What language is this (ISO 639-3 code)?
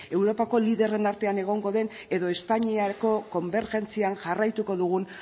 eus